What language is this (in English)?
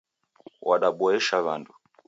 Taita